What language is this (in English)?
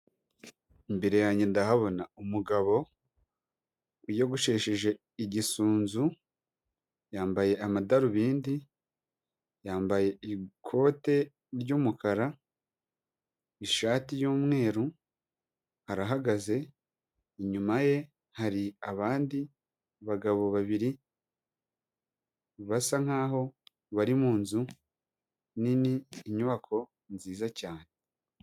Kinyarwanda